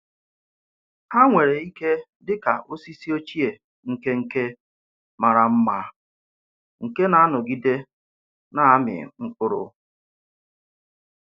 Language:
Igbo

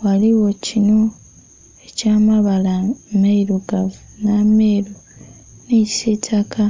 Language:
Soga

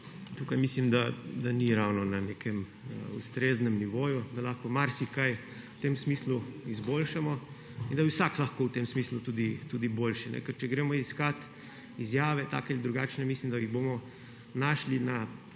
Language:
Slovenian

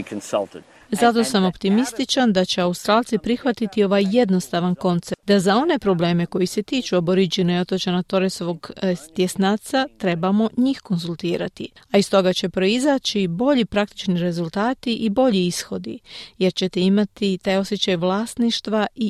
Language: Croatian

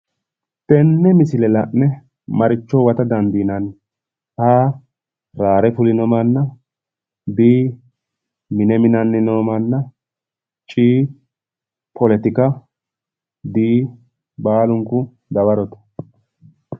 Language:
Sidamo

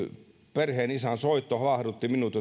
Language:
Finnish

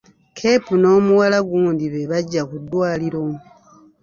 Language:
Ganda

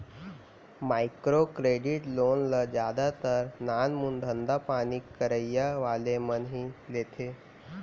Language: Chhattisgarhi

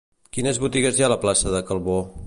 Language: Catalan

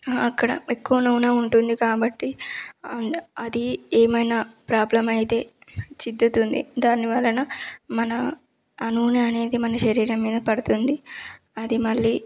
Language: Telugu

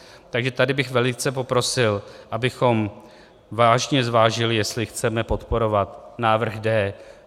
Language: Czech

